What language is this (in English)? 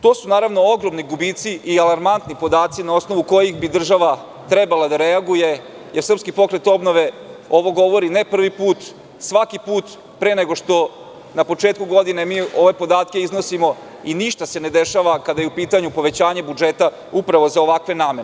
Serbian